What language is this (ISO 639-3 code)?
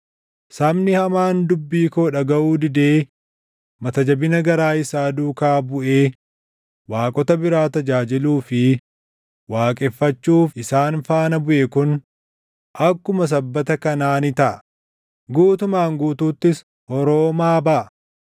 orm